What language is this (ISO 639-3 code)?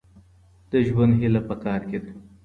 pus